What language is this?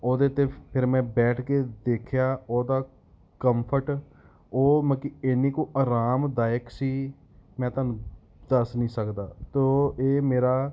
Punjabi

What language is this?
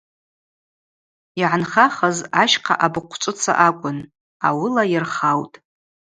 Abaza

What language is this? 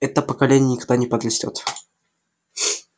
Russian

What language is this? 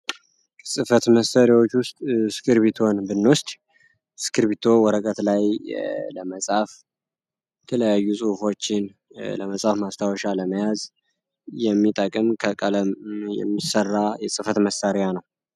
Amharic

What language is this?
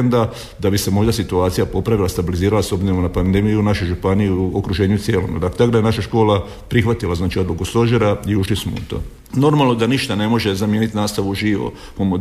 Croatian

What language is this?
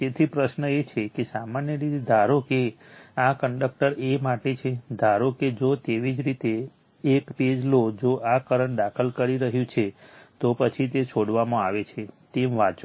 Gujarati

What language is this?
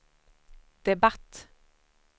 Swedish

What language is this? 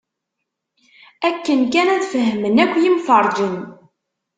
Kabyle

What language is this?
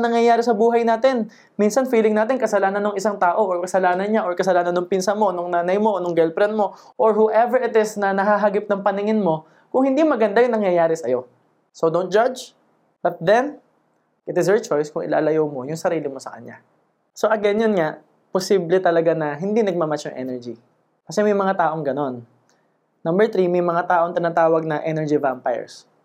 Filipino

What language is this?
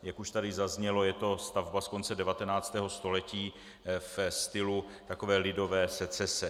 Czech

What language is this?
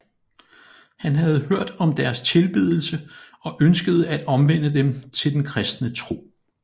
Danish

